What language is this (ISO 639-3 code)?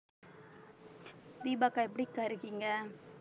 tam